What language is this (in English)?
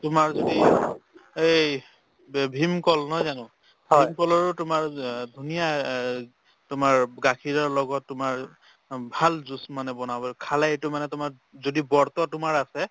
Assamese